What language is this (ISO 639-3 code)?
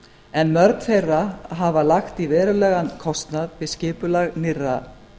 isl